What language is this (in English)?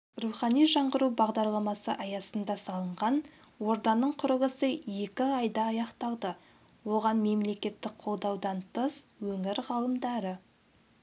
Kazakh